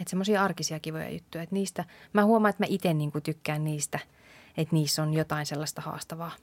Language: Finnish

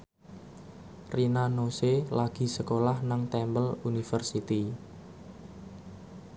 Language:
Javanese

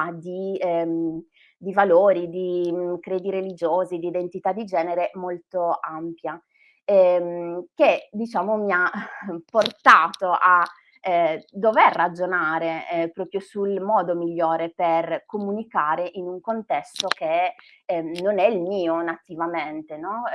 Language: Italian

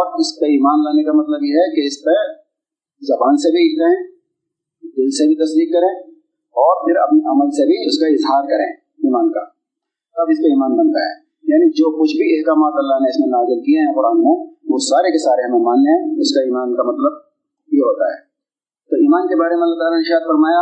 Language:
Urdu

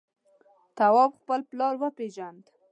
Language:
Pashto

